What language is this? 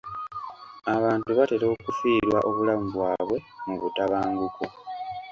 Ganda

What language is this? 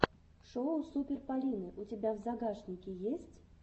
Russian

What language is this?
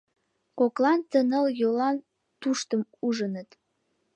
Mari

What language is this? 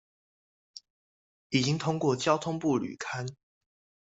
Chinese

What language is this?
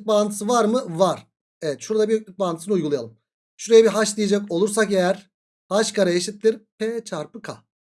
Turkish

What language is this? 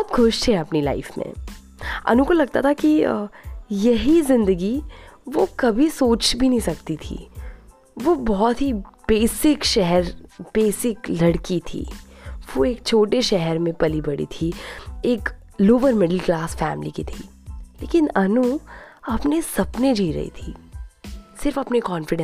Hindi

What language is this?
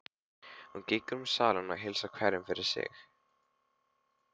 Icelandic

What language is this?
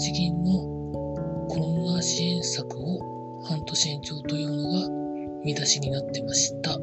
Japanese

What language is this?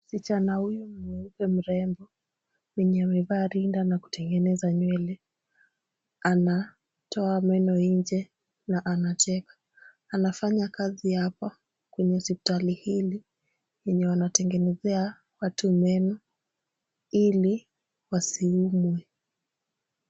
Swahili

